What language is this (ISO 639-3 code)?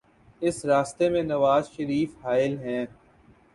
urd